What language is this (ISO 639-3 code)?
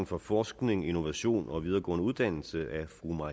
dan